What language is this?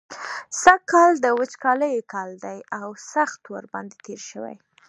Pashto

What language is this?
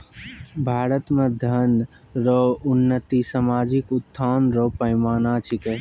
Maithili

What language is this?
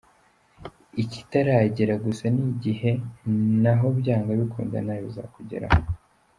Kinyarwanda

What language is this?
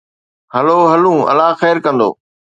Sindhi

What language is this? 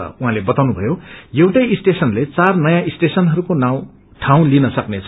Nepali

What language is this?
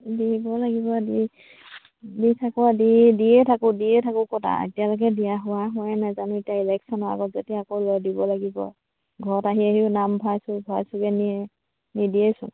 Assamese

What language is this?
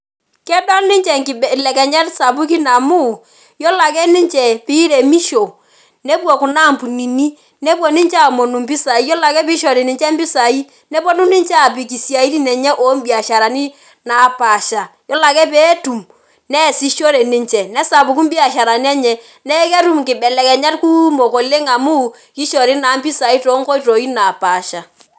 Masai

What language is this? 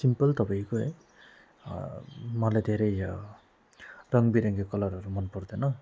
Nepali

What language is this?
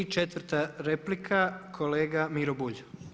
Croatian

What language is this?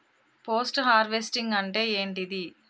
Telugu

